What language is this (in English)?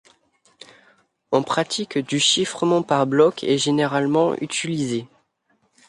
French